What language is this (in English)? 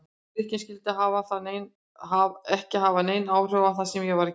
Icelandic